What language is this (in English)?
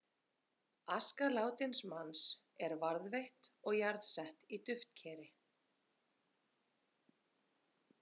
Icelandic